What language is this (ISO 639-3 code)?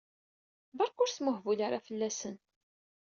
kab